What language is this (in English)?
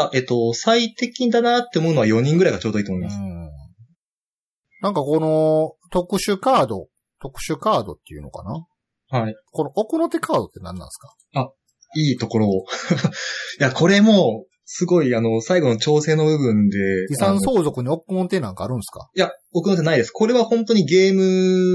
Japanese